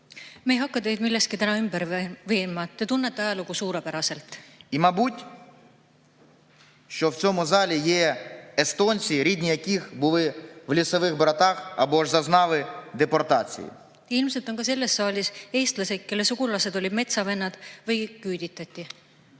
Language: Estonian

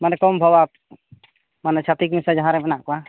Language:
Santali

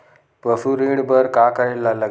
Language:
Chhattisgarhi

